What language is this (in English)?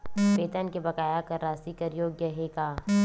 Chhattisgarhi